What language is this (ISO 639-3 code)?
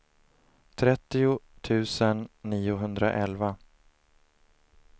swe